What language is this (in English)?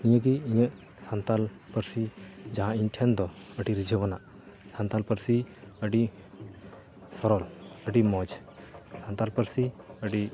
Santali